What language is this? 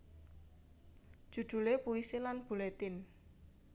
Javanese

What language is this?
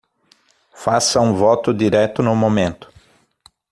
Portuguese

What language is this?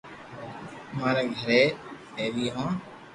Loarki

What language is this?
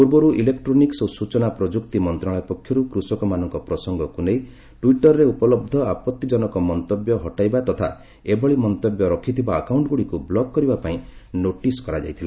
Odia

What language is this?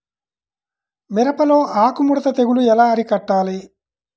Telugu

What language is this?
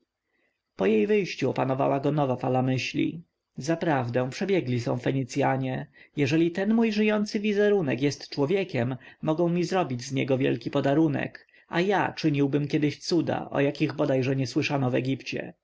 Polish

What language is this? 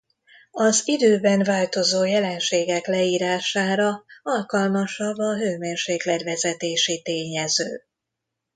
Hungarian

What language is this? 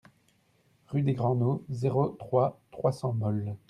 French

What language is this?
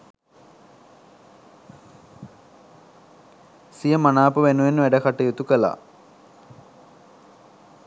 Sinhala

